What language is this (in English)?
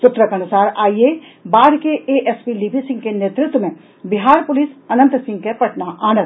Maithili